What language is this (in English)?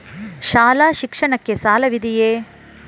Kannada